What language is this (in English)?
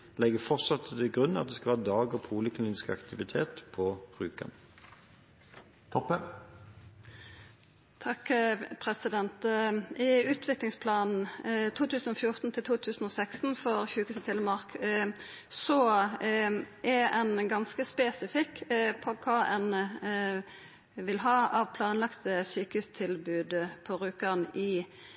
Norwegian